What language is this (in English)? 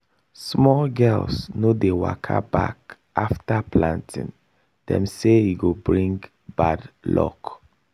Nigerian Pidgin